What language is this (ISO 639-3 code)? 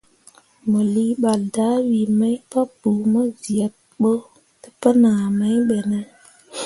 mua